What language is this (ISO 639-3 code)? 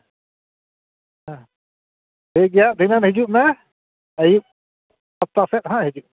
sat